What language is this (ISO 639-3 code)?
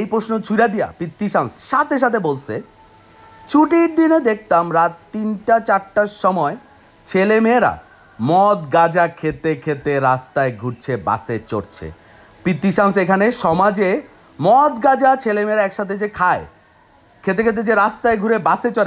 ben